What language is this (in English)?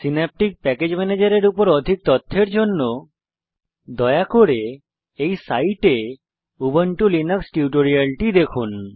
Bangla